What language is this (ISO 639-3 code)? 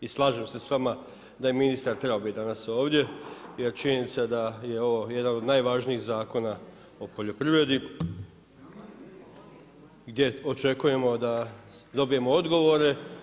hrv